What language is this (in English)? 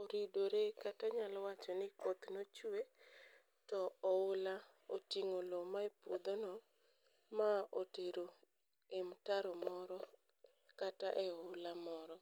Luo (Kenya and Tanzania)